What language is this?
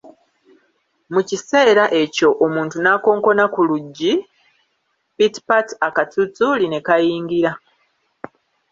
Ganda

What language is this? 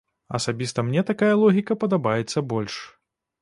Belarusian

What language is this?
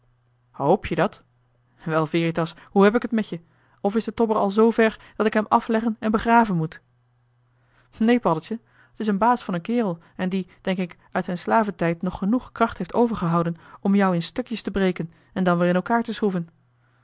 Dutch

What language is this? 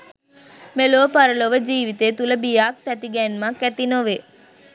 Sinhala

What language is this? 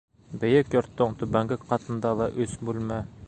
Bashkir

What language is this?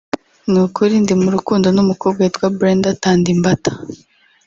Kinyarwanda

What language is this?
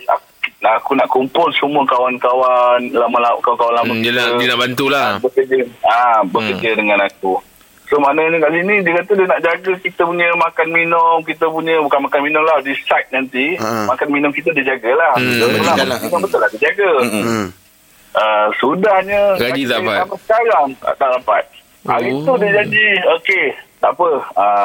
Malay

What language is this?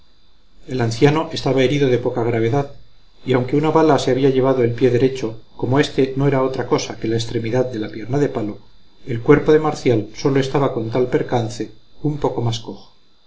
Spanish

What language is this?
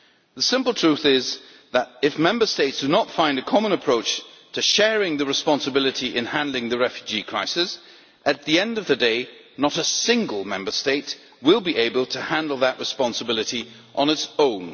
English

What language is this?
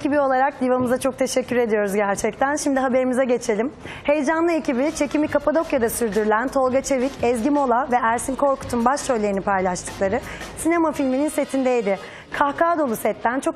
Turkish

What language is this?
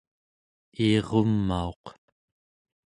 Central Yupik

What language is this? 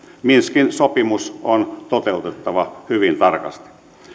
Finnish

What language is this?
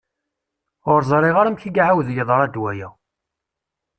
Kabyle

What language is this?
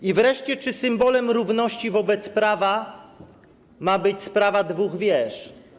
Polish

